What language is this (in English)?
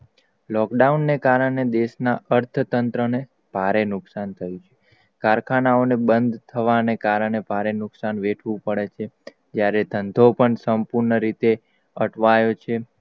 Gujarati